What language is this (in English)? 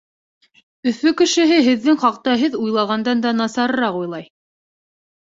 Bashkir